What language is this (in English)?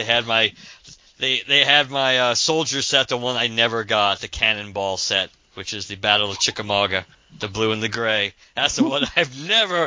English